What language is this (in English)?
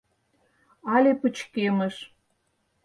Mari